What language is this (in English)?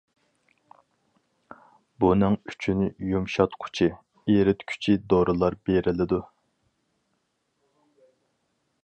Uyghur